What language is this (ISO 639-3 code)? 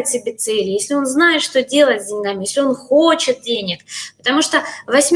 rus